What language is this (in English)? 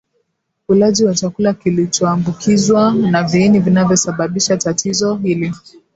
Swahili